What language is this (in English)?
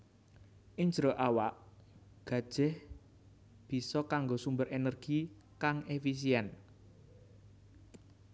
Javanese